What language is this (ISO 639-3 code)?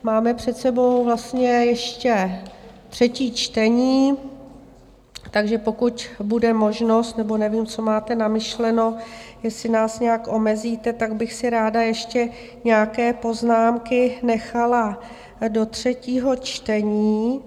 ces